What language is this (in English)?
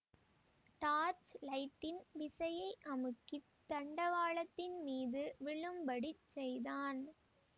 Tamil